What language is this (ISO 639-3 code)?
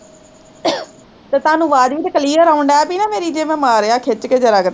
pan